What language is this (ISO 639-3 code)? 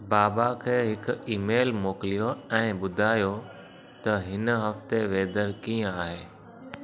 snd